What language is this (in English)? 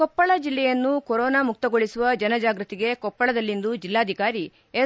Kannada